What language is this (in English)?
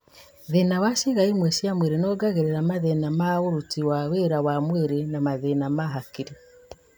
Kikuyu